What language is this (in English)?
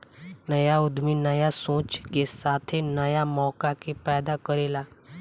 Bhojpuri